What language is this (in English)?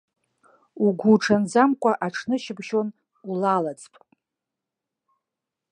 Abkhazian